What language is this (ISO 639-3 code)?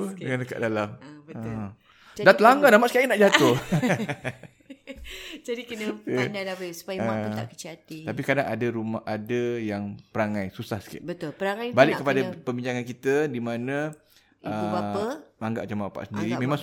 msa